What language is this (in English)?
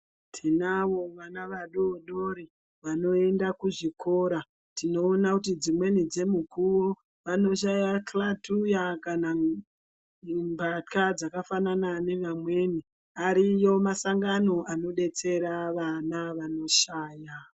Ndau